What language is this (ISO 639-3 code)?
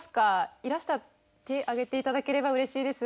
jpn